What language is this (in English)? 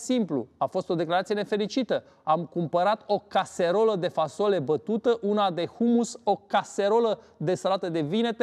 Romanian